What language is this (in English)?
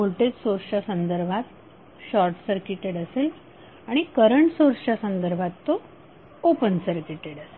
Marathi